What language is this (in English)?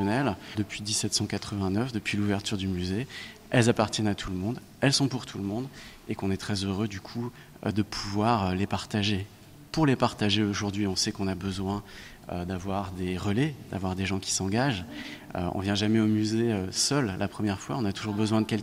French